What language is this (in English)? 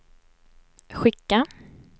Swedish